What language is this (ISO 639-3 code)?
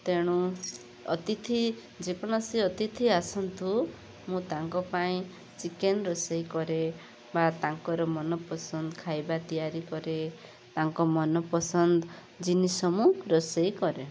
ori